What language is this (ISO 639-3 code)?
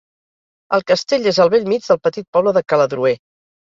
cat